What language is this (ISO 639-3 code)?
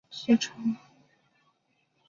zho